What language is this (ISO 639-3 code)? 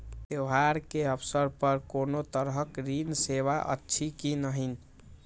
mai